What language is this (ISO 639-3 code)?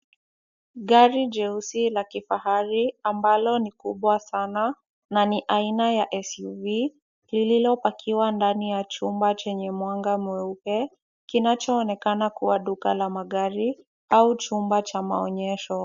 swa